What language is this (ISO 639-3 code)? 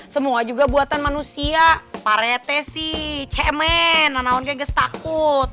ind